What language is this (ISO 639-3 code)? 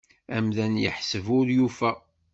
kab